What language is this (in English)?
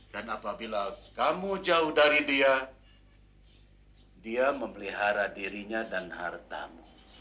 Indonesian